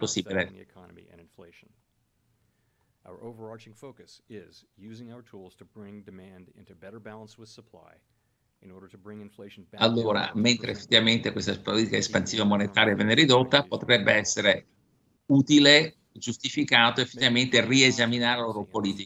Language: Italian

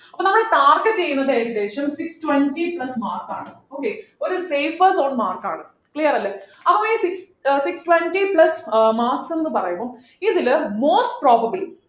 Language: Malayalam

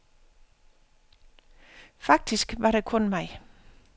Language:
Danish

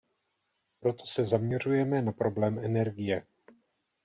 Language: Czech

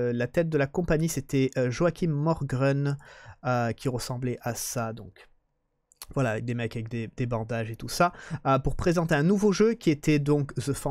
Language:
French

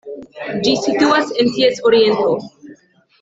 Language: Esperanto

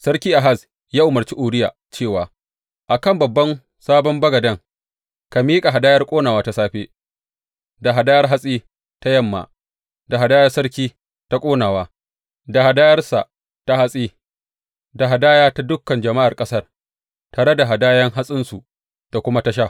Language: Hausa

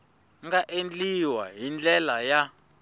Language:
Tsonga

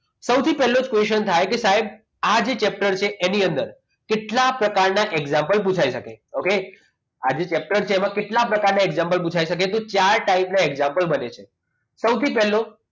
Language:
Gujarati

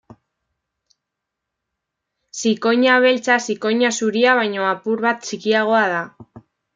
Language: Basque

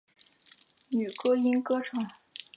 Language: Chinese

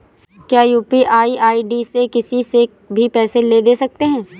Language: Hindi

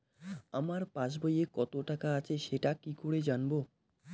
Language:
Bangla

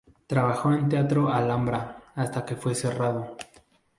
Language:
Spanish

